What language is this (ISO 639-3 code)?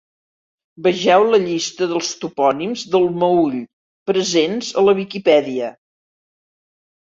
cat